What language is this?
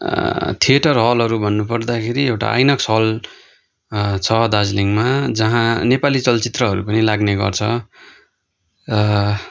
Nepali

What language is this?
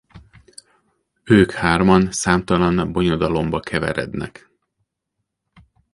Hungarian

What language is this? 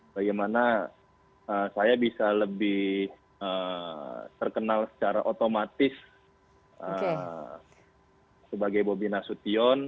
Indonesian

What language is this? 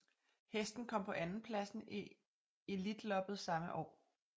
Danish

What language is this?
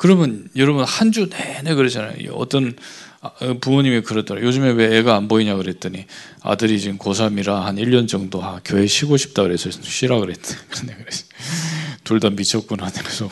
Korean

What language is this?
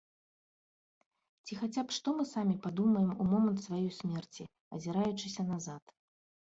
Belarusian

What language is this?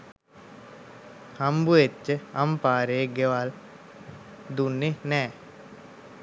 Sinhala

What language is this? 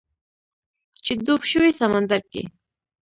Pashto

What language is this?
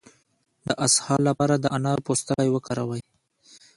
Pashto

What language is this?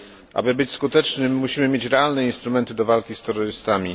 Polish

